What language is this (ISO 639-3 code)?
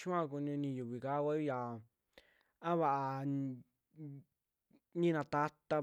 jmx